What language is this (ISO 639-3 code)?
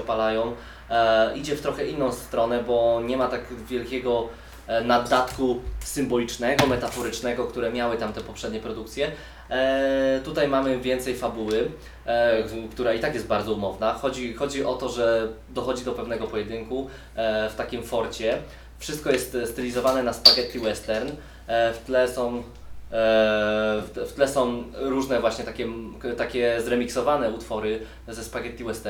pol